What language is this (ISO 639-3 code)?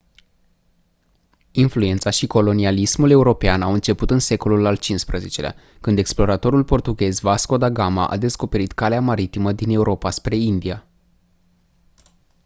ron